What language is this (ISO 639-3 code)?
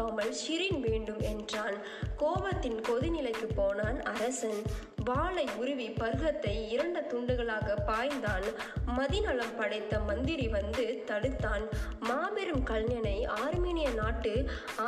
tam